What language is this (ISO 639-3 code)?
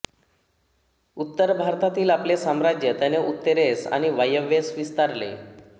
mar